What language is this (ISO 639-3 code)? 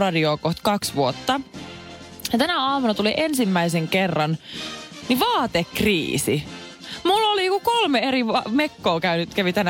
fin